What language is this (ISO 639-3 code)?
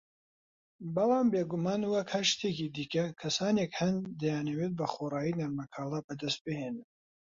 ckb